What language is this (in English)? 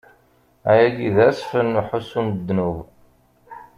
Kabyle